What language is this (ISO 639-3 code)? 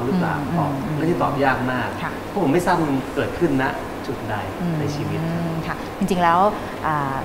tha